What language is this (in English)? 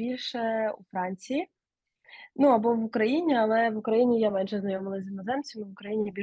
Ukrainian